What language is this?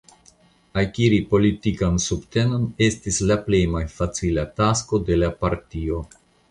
Esperanto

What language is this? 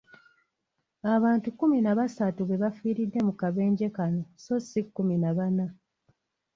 Ganda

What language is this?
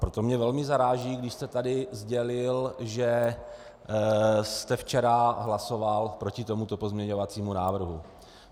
Czech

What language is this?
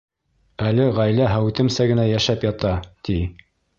Bashkir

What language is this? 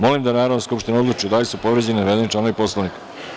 Serbian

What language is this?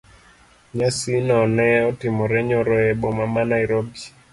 Luo (Kenya and Tanzania)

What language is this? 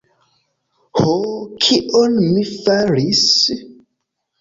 Esperanto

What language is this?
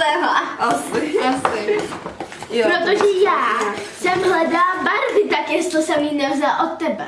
Czech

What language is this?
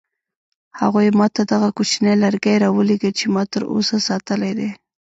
Pashto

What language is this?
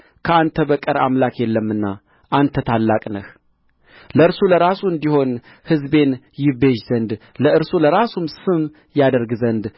Amharic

